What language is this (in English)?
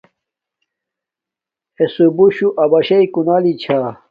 Domaaki